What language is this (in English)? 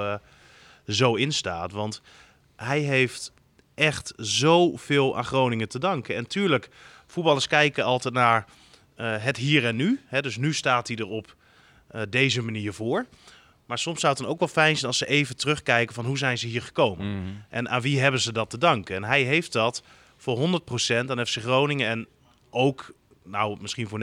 Dutch